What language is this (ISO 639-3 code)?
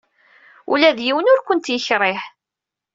kab